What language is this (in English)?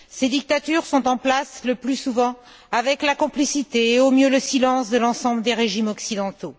French